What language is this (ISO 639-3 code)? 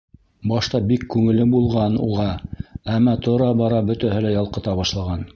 bak